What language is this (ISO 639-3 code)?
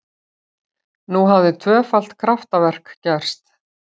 isl